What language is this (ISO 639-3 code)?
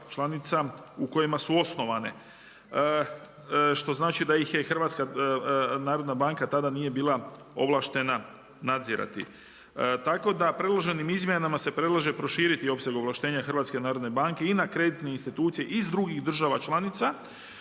hrv